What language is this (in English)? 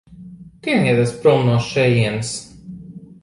Latvian